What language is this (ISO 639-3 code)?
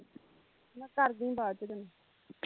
pan